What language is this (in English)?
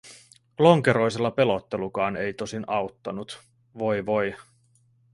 Finnish